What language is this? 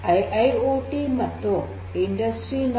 Kannada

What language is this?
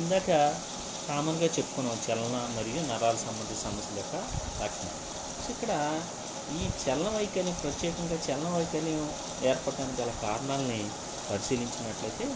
Telugu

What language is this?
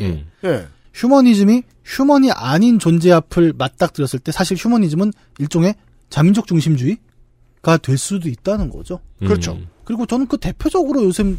Korean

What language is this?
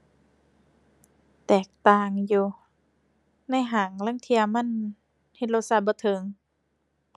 Thai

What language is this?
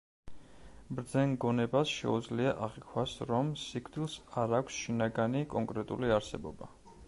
Georgian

